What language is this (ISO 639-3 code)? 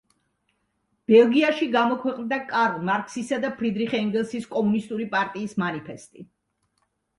kat